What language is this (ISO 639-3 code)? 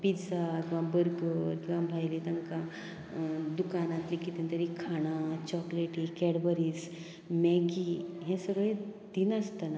kok